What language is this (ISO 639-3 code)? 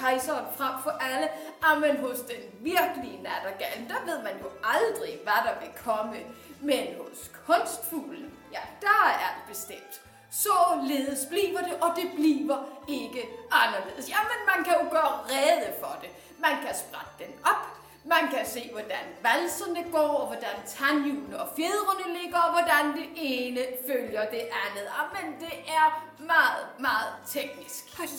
dan